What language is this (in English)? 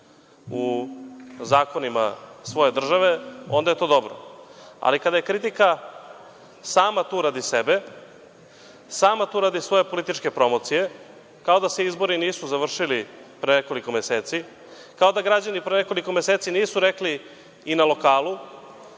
Serbian